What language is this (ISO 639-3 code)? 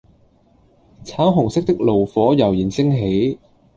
yue